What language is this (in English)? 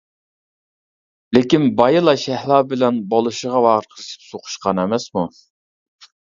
Uyghur